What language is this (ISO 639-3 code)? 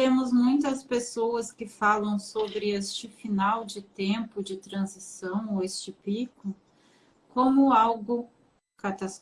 por